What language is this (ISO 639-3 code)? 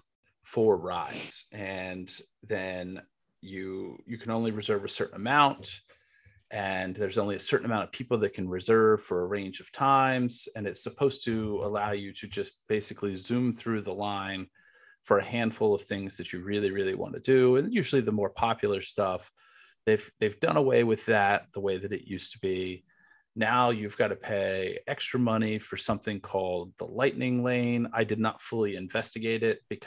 eng